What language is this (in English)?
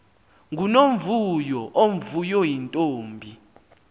Xhosa